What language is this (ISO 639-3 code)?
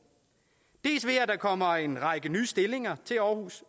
dan